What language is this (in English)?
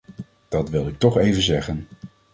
Dutch